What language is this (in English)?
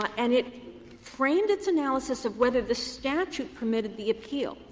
English